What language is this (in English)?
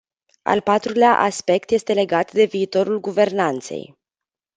Romanian